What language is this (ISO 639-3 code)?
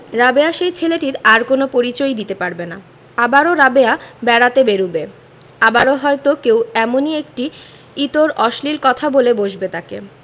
ben